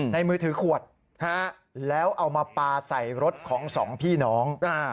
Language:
Thai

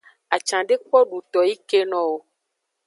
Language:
Aja (Benin)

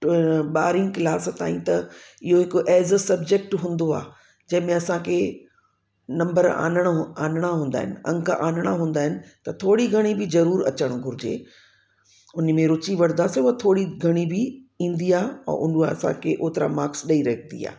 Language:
Sindhi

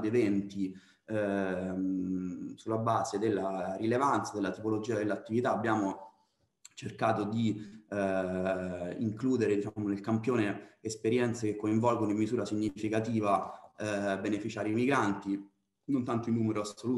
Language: Italian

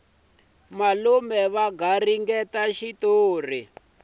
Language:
Tsonga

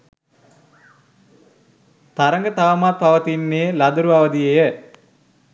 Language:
Sinhala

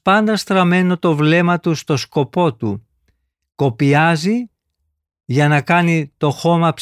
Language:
Greek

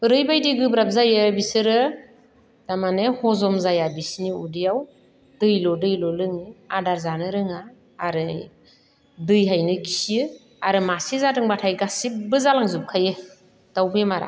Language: Bodo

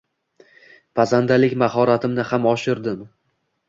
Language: Uzbek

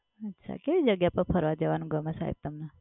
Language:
Gujarati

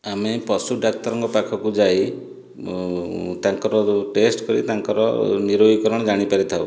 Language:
Odia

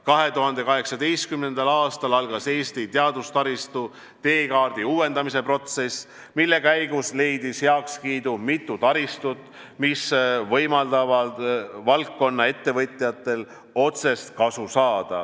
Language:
Estonian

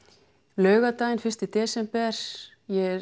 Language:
Icelandic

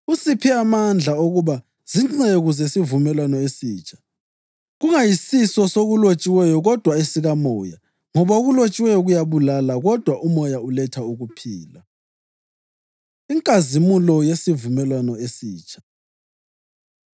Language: North Ndebele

